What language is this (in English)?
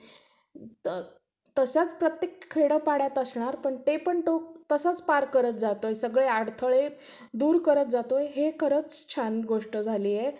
Marathi